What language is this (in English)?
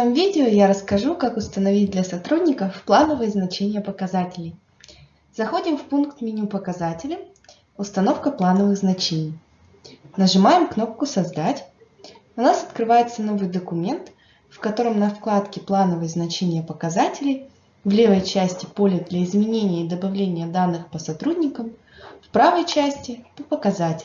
Russian